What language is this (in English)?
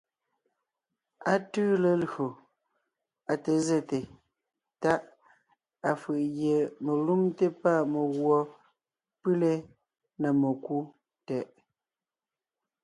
Ngiemboon